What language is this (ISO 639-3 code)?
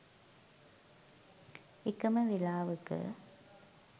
sin